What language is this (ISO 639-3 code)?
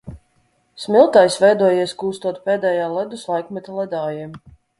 lav